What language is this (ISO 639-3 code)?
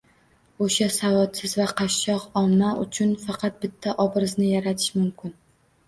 uzb